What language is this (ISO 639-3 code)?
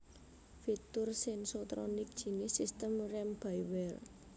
jav